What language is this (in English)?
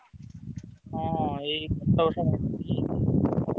Odia